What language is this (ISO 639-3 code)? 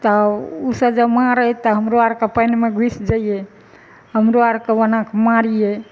mai